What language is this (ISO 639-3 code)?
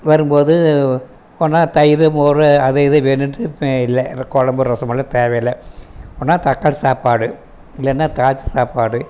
tam